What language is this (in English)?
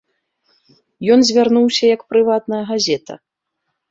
Belarusian